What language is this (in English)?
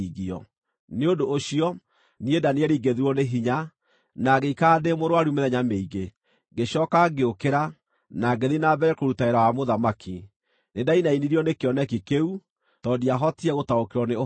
Kikuyu